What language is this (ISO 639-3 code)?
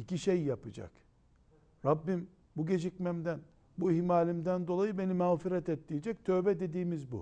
tur